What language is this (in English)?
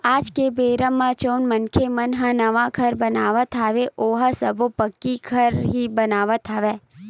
Chhattisgarhi